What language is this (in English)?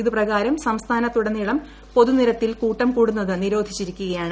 Malayalam